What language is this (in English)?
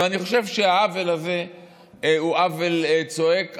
Hebrew